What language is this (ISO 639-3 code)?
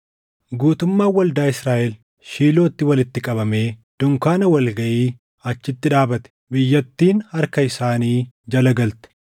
orm